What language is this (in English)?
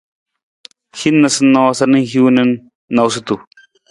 Nawdm